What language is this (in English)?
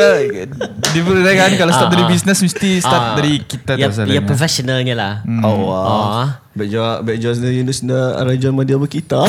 Malay